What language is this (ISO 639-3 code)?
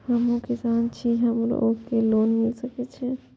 mai